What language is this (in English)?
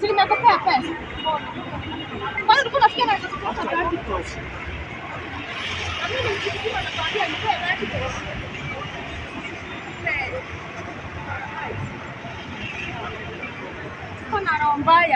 Polish